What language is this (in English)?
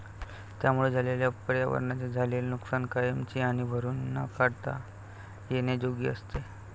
Marathi